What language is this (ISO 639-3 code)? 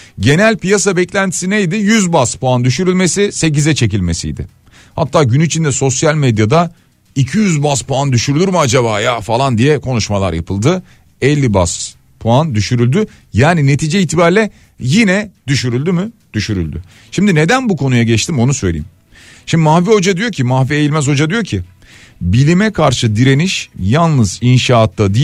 tur